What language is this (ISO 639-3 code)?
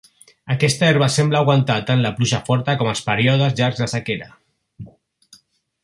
cat